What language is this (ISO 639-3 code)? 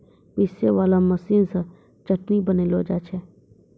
mai